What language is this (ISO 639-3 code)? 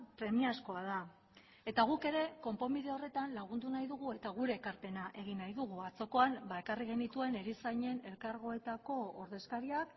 eus